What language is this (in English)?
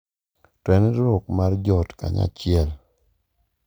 Luo (Kenya and Tanzania)